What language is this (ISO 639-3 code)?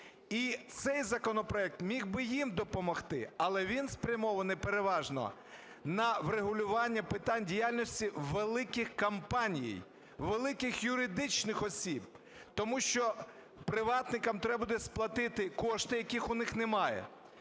ukr